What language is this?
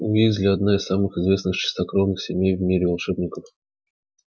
Russian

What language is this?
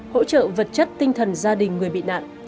Vietnamese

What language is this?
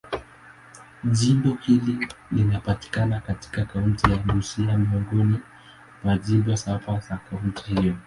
Swahili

